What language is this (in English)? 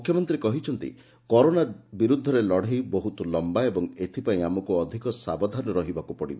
Odia